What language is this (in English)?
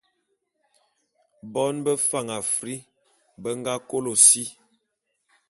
Bulu